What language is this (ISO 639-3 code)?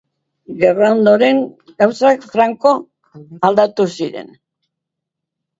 eus